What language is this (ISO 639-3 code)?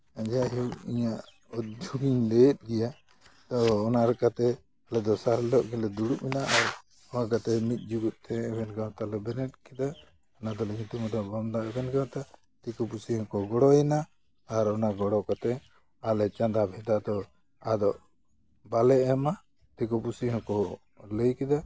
sat